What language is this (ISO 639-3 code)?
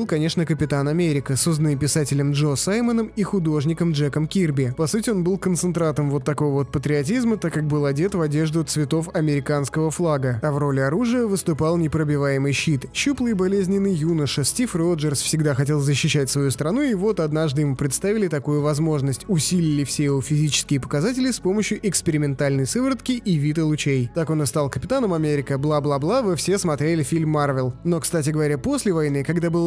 rus